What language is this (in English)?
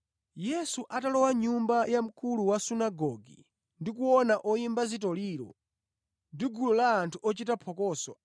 Nyanja